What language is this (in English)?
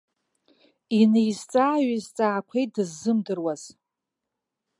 Abkhazian